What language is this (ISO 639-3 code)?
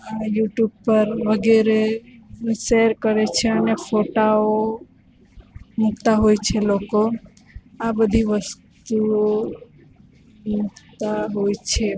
guj